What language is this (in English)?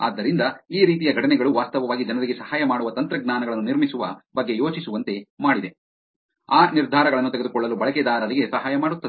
Kannada